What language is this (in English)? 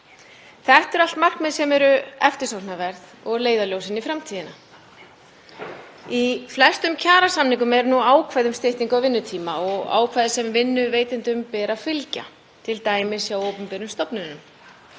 Icelandic